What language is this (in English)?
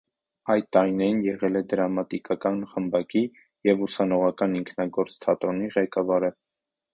Armenian